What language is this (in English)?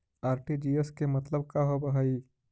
Magahi